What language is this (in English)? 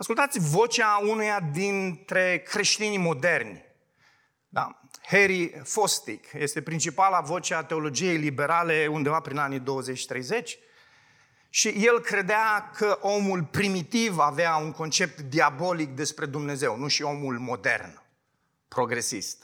Romanian